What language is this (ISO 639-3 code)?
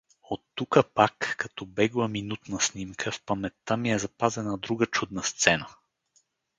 bul